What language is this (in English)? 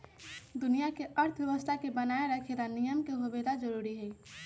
Magahi